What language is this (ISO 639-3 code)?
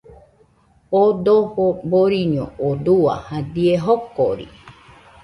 hux